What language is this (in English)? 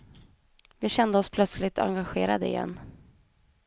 Swedish